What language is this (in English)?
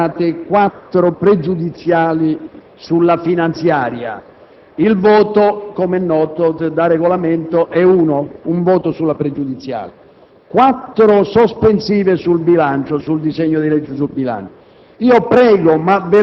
Italian